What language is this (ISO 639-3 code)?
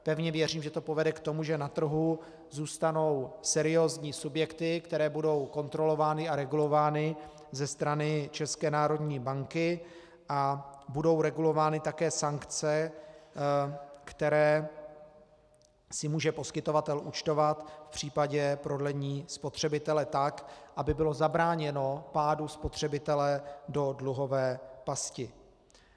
ces